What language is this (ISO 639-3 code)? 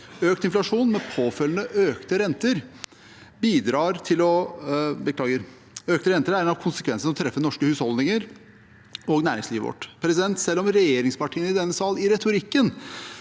nor